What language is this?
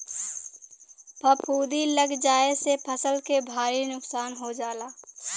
Bhojpuri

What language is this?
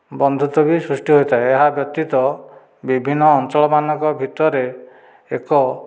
Odia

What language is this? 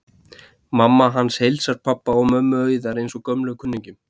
Icelandic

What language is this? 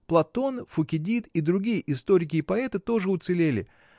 Russian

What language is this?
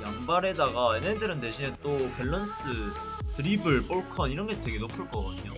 Korean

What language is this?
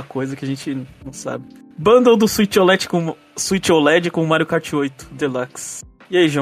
Portuguese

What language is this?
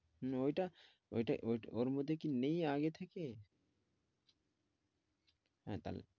Bangla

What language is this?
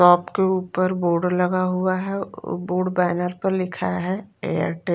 Hindi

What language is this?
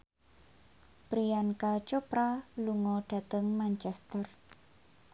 Javanese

